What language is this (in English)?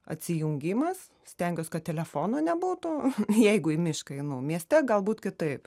Lithuanian